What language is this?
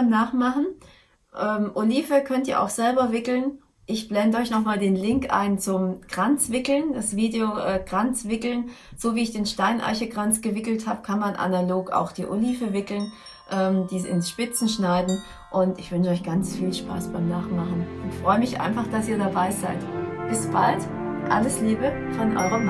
German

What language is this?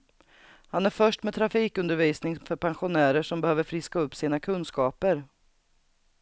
Swedish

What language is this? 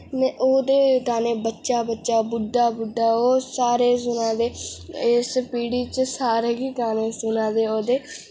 Dogri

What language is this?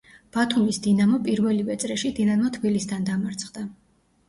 Georgian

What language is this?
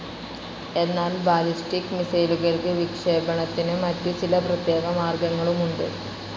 Malayalam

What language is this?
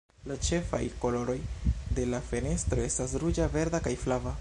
Esperanto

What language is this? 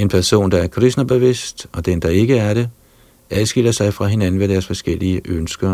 Danish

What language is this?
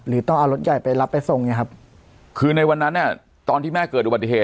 Thai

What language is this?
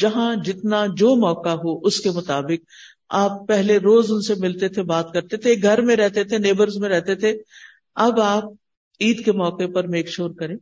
Urdu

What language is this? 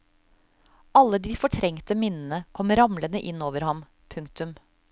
Norwegian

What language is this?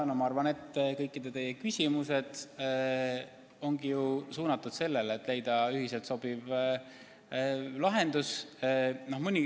Estonian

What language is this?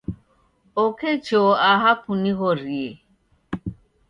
Taita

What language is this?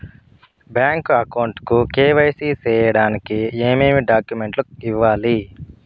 Telugu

